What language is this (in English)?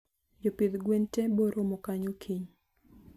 Luo (Kenya and Tanzania)